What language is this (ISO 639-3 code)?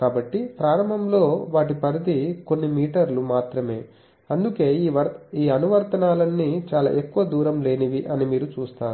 tel